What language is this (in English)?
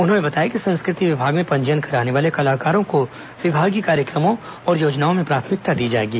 Hindi